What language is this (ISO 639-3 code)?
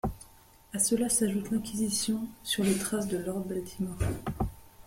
fra